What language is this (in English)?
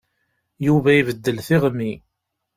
Kabyle